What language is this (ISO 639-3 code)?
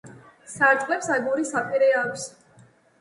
kat